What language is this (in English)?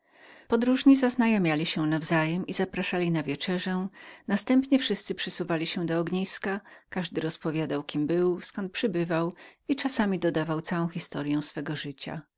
Polish